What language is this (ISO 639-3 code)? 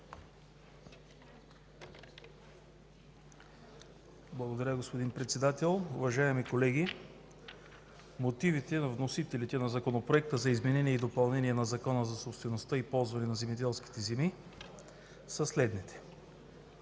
bul